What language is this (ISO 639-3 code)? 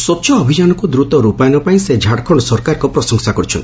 ori